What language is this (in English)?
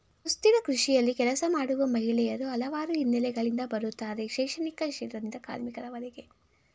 Kannada